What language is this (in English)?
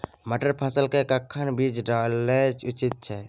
Maithili